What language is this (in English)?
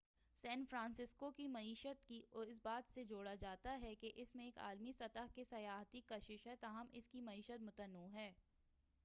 Urdu